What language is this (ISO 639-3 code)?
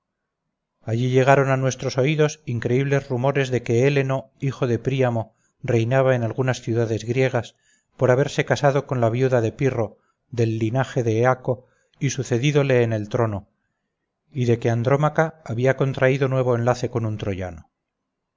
spa